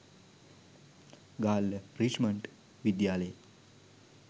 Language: Sinhala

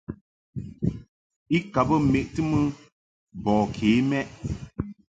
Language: Mungaka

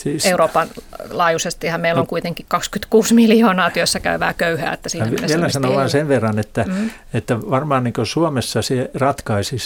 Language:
Finnish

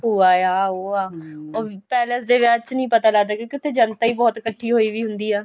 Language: Punjabi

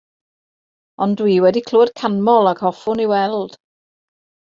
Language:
Welsh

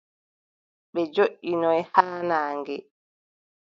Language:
Adamawa Fulfulde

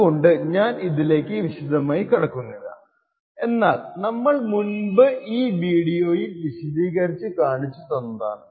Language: Malayalam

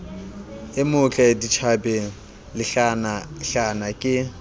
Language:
Southern Sotho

